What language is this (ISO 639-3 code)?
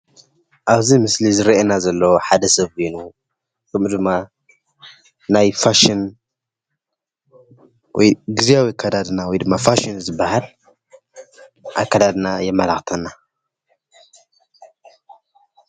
tir